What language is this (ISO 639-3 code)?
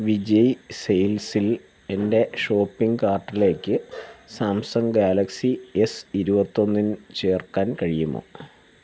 mal